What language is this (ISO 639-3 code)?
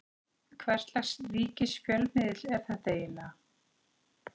isl